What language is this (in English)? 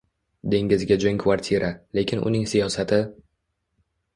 Uzbek